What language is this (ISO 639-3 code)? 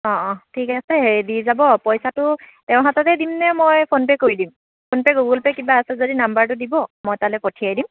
asm